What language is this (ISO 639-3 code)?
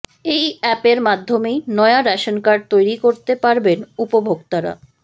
ben